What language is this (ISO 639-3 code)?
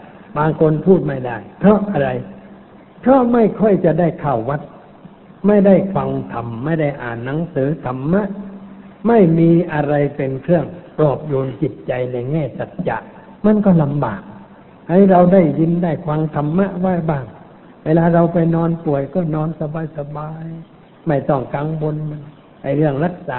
tha